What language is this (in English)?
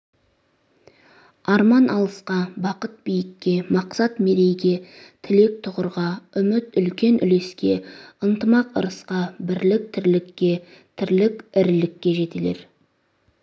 Kazakh